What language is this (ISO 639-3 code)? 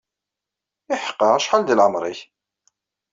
kab